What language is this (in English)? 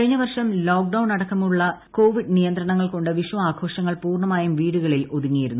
Malayalam